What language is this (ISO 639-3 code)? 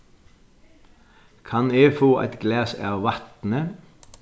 fao